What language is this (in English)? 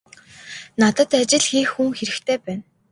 Mongolian